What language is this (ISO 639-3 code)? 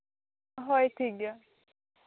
sat